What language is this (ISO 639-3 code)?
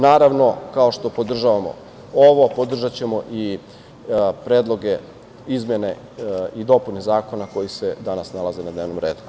srp